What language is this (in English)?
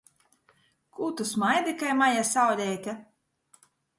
Latgalian